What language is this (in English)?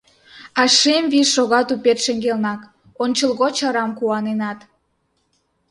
Mari